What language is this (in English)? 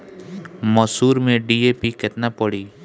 Bhojpuri